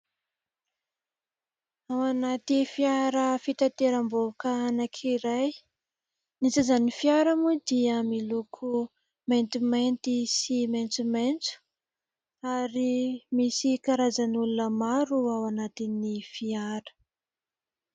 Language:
Malagasy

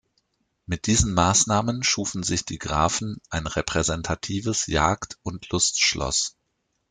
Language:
German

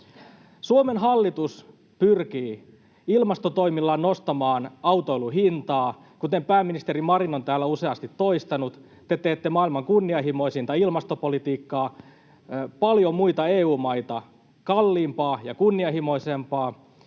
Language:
Finnish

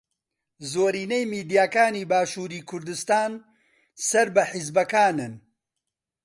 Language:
Central Kurdish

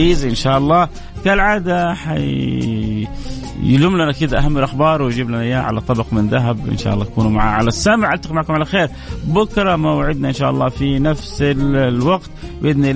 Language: Arabic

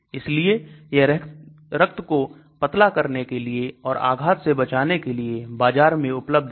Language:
Hindi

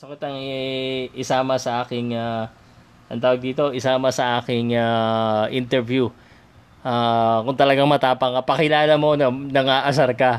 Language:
Filipino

